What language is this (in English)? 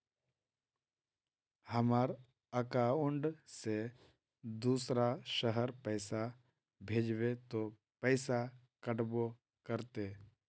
Magahi